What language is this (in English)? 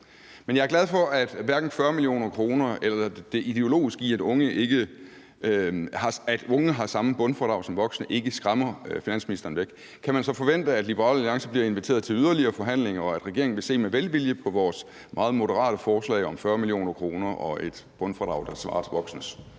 Danish